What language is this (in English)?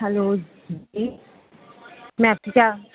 Urdu